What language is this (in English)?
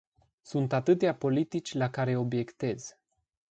Romanian